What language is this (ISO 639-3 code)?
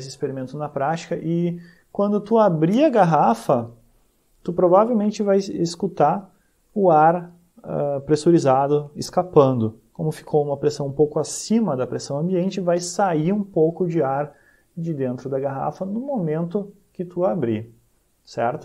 por